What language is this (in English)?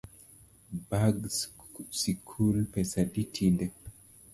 Luo (Kenya and Tanzania)